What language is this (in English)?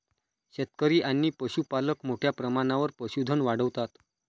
Marathi